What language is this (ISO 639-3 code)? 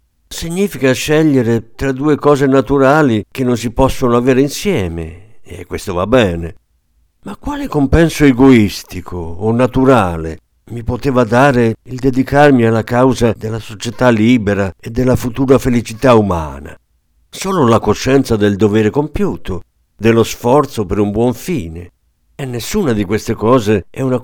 ita